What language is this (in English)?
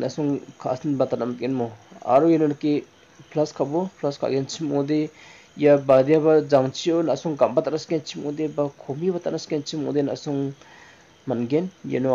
Indonesian